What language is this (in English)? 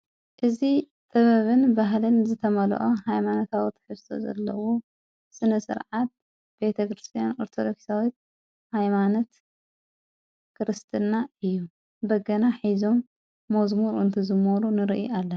Tigrinya